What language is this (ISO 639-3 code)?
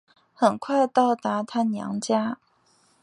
zho